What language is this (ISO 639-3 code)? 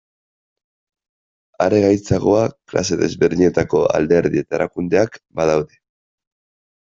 eus